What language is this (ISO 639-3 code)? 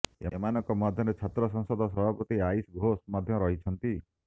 ori